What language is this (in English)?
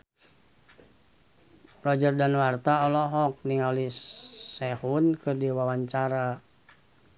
Sundanese